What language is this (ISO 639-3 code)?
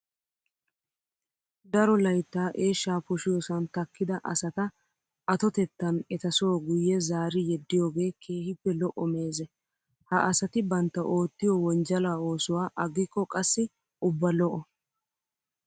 wal